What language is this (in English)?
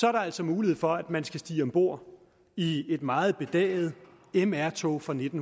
Danish